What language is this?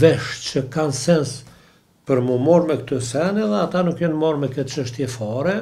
Romanian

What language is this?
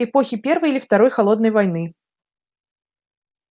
Russian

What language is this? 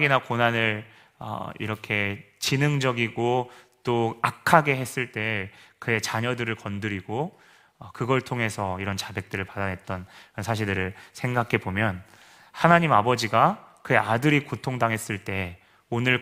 Korean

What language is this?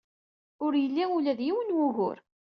Kabyle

